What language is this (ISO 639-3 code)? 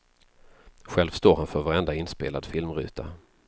swe